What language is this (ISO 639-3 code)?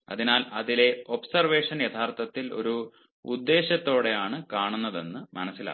mal